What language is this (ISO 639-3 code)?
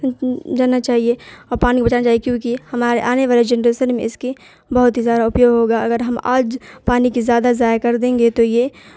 urd